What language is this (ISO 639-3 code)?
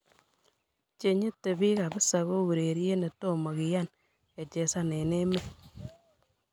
kln